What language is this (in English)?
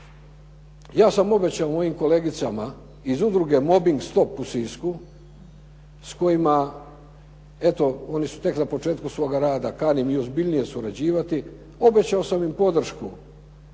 Croatian